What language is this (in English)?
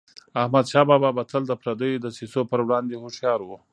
Pashto